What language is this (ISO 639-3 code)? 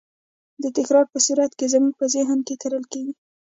pus